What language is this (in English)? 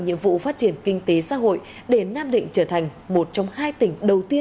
Vietnamese